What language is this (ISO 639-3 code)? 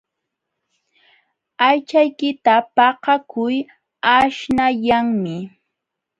qxw